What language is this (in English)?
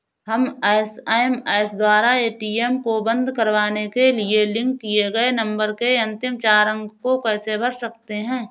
Hindi